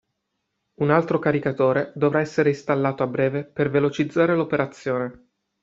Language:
Italian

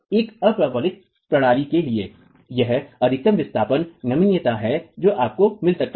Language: Hindi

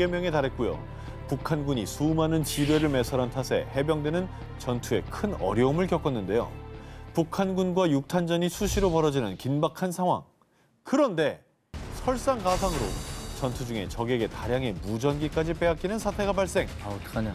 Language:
Korean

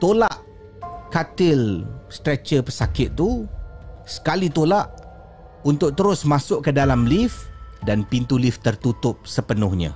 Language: Malay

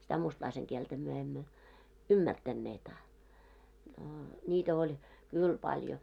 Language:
Finnish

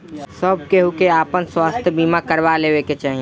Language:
Bhojpuri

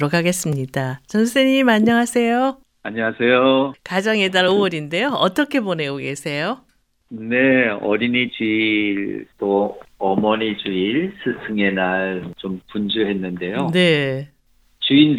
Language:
Korean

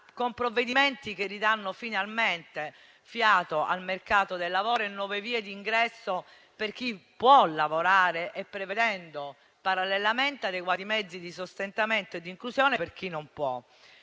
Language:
Italian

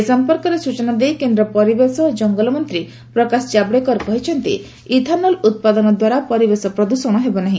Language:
Odia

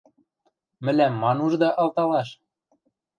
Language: Western Mari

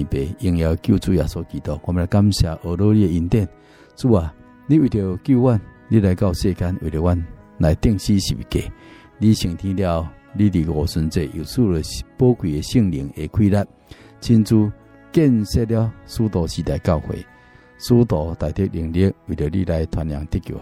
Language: Chinese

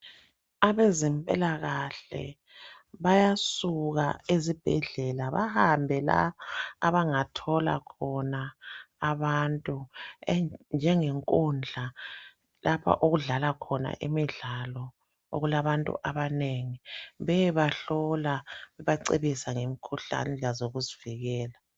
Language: North Ndebele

